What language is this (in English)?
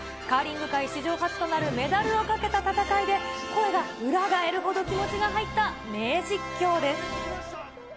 Japanese